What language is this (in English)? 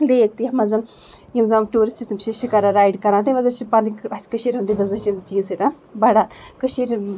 Kashmiri